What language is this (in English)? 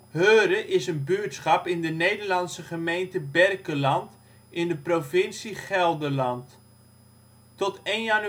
Dutch